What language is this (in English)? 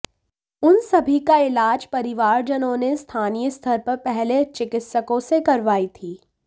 Hindi